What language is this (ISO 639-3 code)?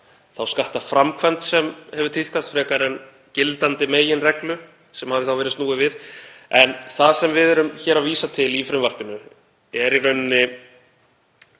isl